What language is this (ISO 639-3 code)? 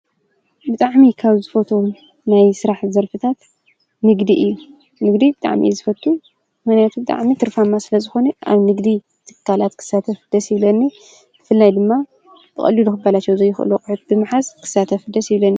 tir